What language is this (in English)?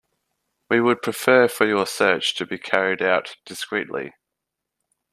English